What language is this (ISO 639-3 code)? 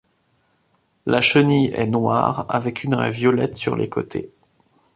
fra